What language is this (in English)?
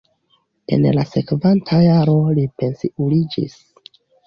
Esperanto